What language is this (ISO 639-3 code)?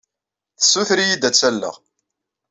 kab